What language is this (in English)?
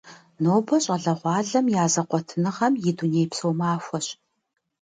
Kabardian